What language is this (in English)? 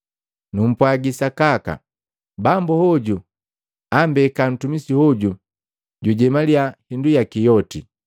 Matengo